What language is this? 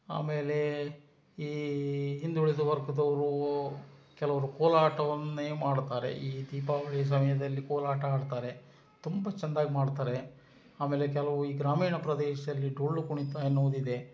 Kannada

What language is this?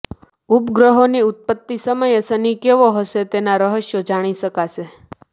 Gujarati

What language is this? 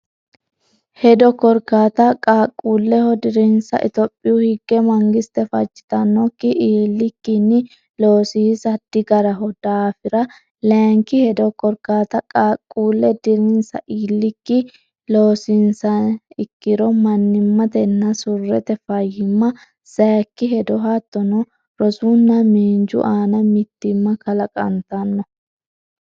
Sidamo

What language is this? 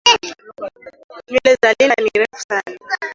Swahili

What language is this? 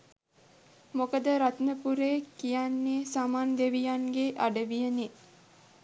Sinhala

